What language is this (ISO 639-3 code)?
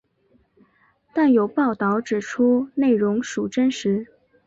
zho